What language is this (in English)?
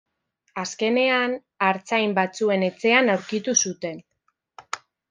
Basque